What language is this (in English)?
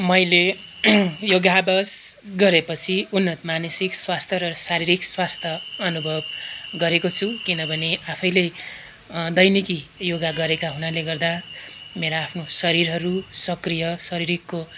Nepali